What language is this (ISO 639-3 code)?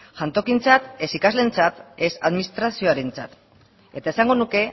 eus